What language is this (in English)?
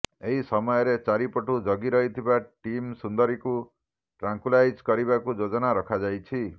Odia